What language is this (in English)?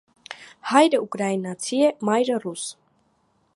Armenian